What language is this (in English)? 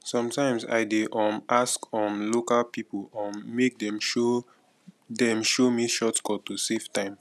Nigerian Pidgin